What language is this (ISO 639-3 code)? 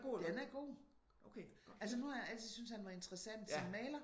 dan